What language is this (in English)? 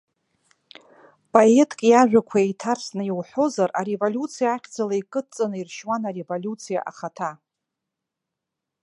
Abkhazian